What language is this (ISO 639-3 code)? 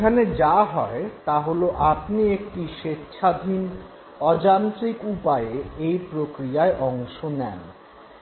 ben